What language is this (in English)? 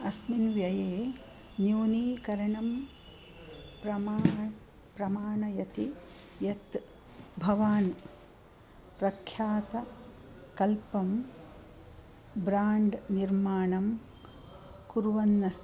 Sanskrit